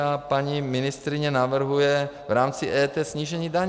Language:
Czech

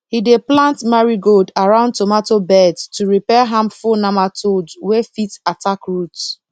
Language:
Nigerian Pidgin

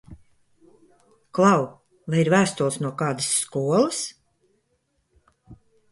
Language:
Latvian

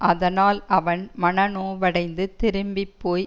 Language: Tamil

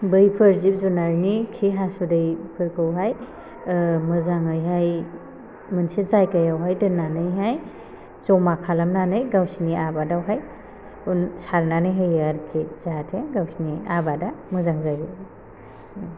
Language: Bodo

